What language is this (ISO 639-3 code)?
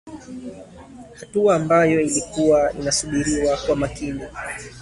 swa